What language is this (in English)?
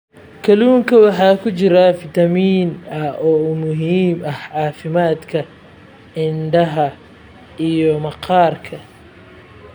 Somali